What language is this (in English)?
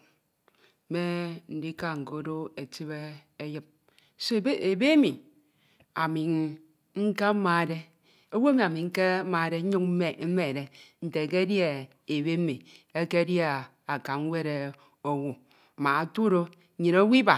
Ito